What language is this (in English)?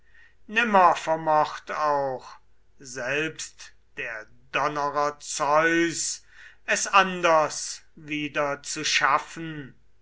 German